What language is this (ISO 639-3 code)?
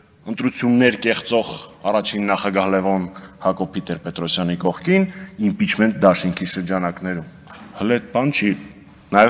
ron